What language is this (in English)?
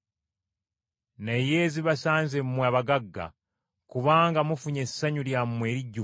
Ganda